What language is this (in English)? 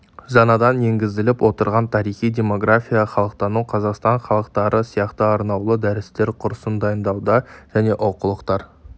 Kazakh